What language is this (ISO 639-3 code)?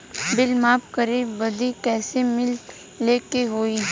bho